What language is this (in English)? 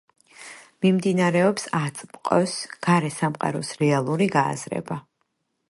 Georgian